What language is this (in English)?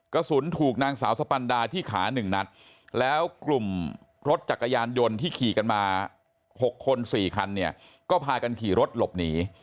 Thai